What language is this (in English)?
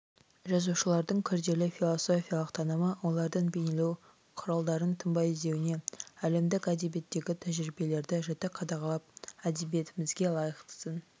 Kazakh